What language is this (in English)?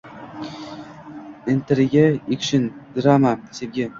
Uzbek